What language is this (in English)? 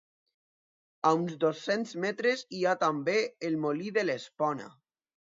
Catalan